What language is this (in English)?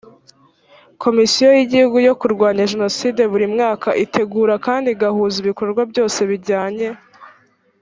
Kinyarwanda